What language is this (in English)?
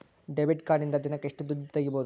Kannada